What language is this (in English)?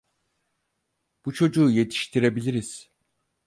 Turkish